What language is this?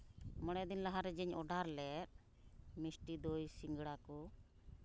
Santali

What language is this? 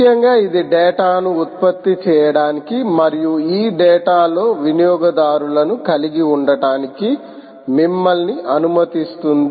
Telugu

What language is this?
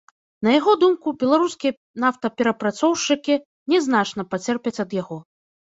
Belarusian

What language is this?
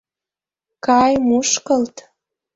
Mari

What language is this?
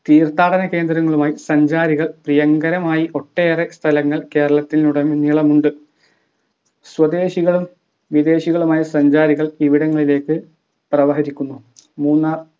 Malayalam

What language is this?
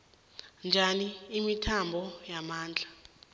South Ndebele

